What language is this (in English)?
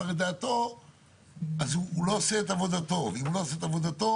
Hebrew